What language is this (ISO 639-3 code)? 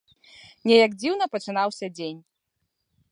bel